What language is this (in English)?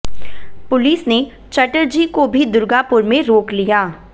Hindi